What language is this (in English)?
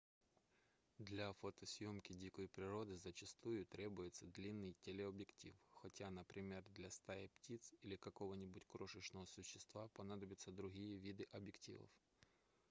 Russian